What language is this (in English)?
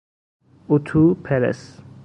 Persian